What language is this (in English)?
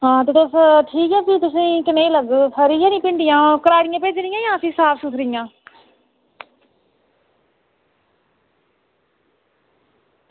Dogri